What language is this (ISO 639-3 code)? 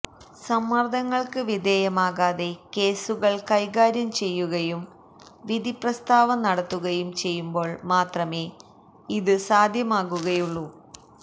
mal